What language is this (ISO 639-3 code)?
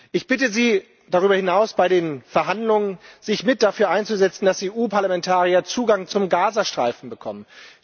deu